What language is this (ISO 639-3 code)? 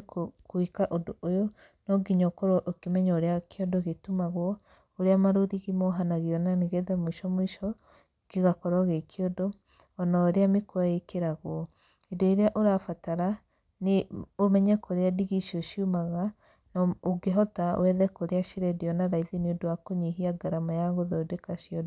kik